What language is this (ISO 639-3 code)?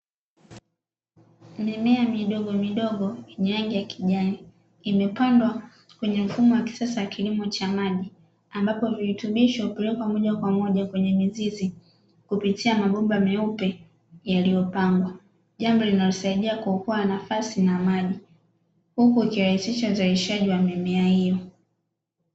swa